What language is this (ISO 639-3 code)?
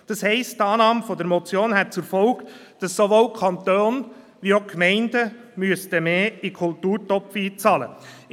gsw